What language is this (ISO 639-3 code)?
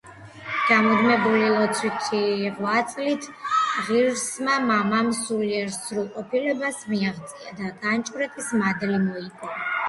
kat